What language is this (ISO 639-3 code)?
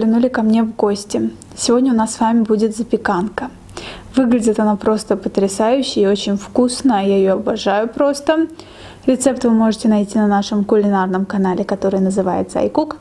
rus